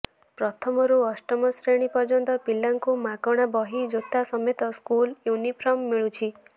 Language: Odia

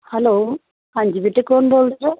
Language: Punjabi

